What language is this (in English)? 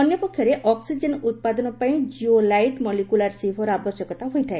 Odia